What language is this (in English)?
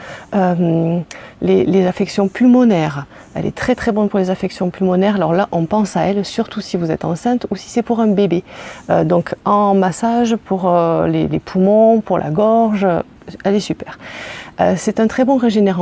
French